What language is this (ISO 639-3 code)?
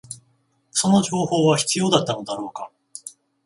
jpn